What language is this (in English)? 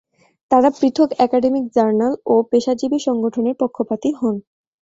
Bangla